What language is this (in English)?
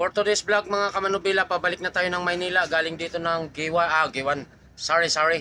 Filipino